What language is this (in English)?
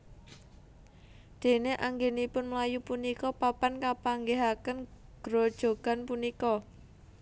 Javanese